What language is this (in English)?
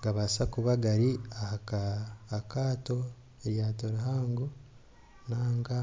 Nyankole